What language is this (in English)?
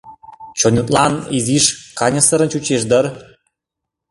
Mari